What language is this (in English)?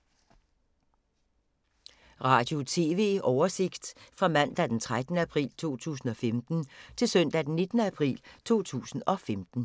Danish